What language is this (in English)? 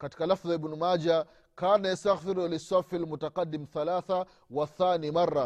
Swahili